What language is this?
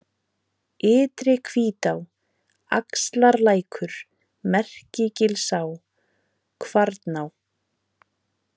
Icelandic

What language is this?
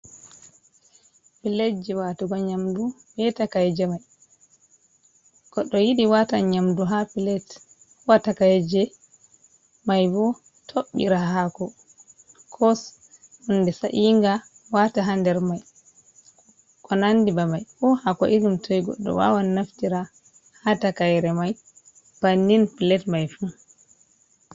Fula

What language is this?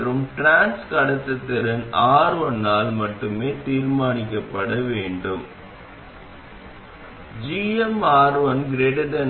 Tamil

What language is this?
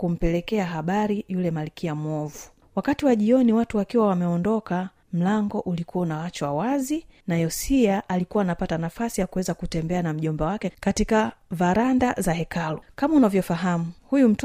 Swahili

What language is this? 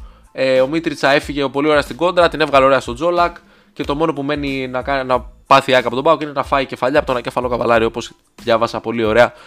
Greek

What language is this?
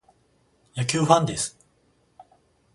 Japanese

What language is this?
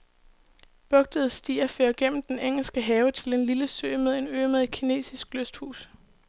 Danish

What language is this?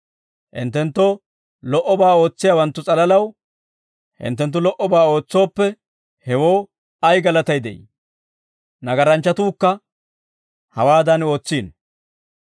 Dawro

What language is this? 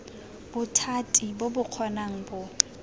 Tswana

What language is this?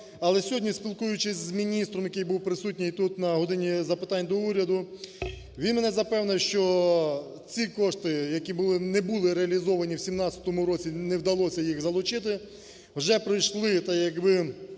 Ukrainian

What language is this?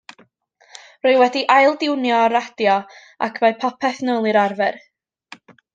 Welsh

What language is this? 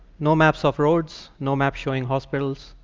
English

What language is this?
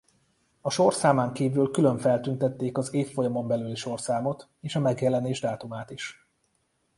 Hungarian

